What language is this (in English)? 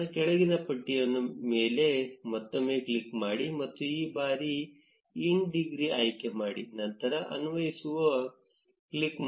Kannada